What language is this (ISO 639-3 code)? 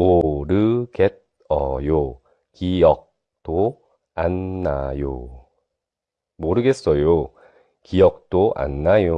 kor